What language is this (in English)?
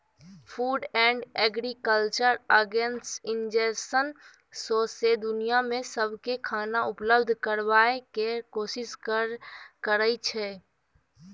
Maithili